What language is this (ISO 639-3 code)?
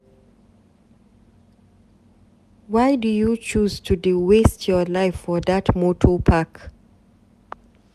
pcm